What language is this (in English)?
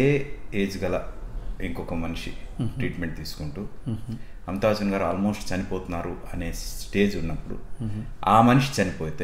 Telugu